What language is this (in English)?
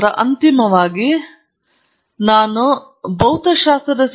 Kannada